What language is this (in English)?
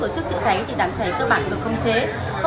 Vietnamese